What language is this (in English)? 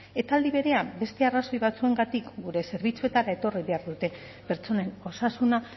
Basque